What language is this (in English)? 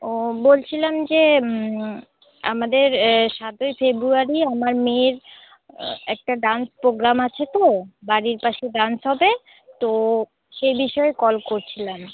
Bangla